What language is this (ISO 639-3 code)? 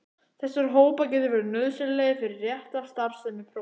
isl